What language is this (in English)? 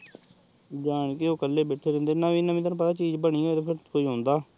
Punjabi